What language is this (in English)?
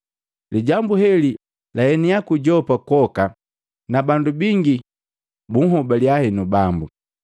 Matengo